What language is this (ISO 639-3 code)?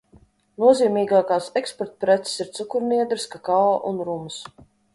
lav